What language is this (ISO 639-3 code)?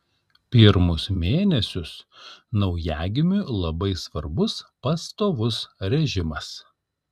lit